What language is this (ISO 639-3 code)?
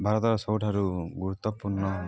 ori